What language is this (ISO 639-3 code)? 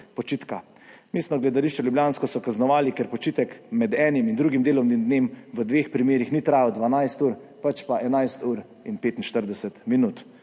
slv